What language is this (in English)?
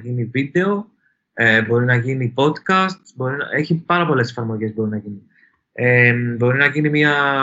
Greek